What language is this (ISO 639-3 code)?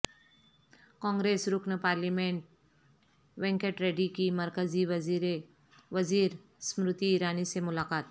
urd